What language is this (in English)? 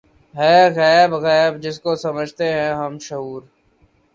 Urdu